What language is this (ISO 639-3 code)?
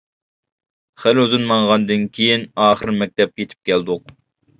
uig